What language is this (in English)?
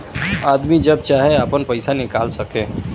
Bhojpuri